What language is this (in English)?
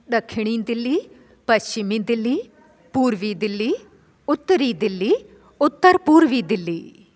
Sindhi